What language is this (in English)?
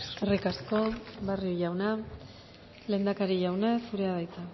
Basque